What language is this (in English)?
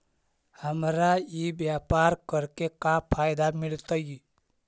Magahi